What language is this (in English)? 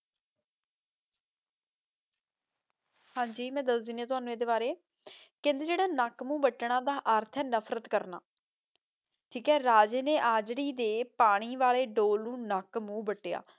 Punjabi